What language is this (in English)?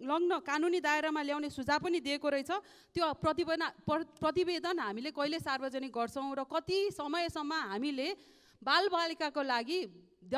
Romanian